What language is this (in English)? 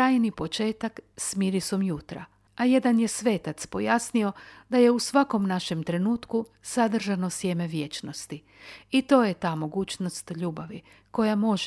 Croatian